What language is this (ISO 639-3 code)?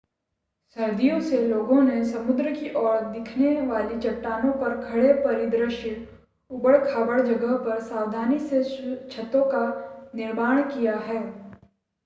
hin